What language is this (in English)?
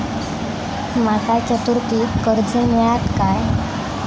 Marathi